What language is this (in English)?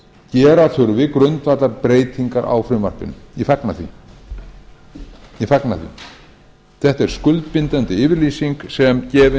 Icelandic